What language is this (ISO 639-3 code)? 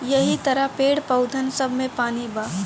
bho